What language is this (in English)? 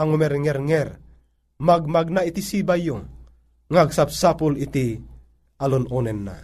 Filipino